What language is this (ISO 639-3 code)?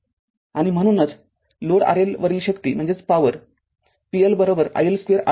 mar